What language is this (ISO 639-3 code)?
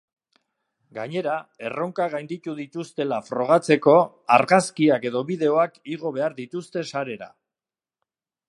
eus